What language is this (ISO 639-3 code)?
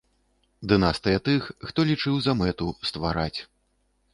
bel